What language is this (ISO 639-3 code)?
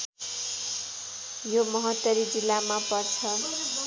nep